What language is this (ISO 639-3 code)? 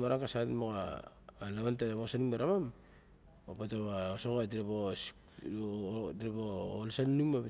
bjk